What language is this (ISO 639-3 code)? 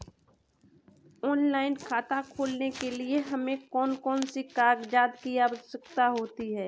hin